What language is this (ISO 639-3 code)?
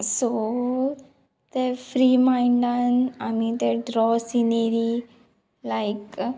kok